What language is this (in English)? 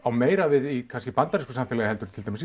Icelandic